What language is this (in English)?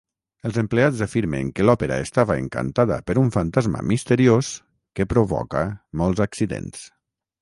Catalan